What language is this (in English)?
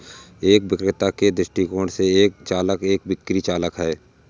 Hindi